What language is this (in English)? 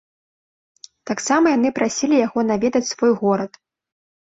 Belarusian